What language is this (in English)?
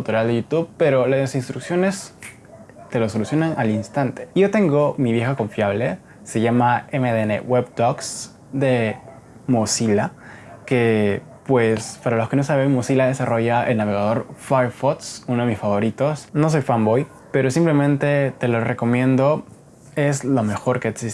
Spanish